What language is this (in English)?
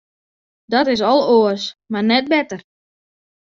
Western Frisian